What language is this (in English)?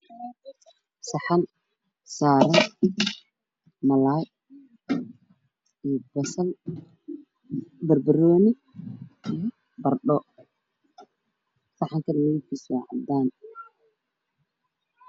Somali